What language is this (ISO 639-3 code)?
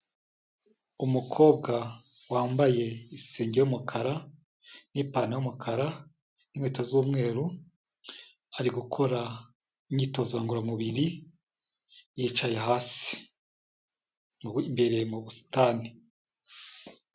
kin